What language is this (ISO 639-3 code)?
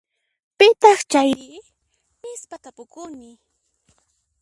qxp